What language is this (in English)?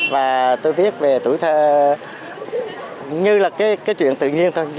Vietnamese